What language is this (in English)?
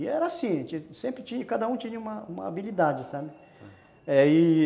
Portuguese